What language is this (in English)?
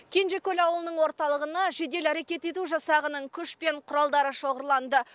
Kazakh